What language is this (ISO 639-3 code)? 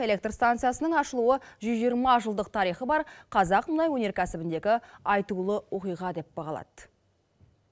kaz